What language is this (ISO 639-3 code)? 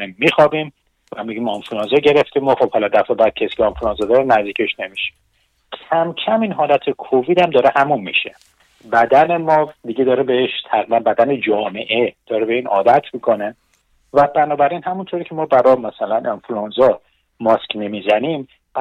fas